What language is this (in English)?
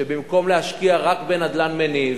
Hebrew